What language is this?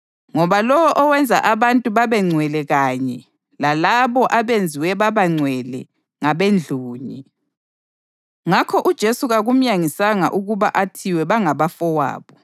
North Ndebele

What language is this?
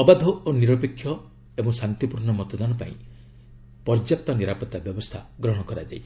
Odia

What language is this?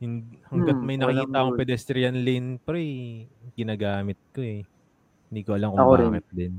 Filipino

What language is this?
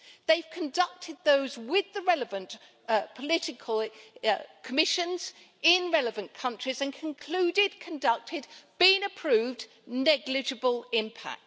English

